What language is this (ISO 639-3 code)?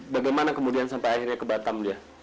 ind